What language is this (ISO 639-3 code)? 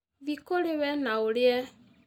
kik